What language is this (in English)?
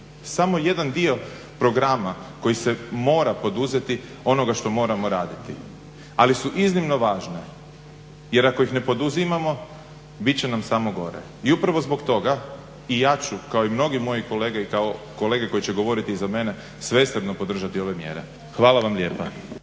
Croatian